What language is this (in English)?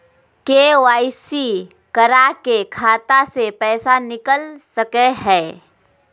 Magahi